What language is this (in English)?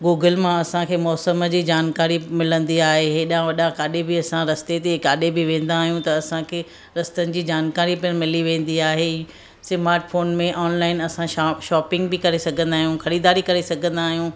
Sindhi